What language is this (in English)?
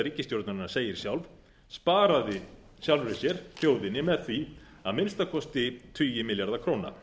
Icelandic